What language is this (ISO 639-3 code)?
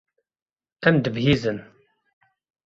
kur